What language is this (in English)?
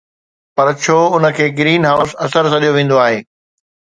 Sindhi